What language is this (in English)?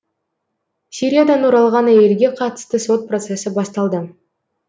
Kazakh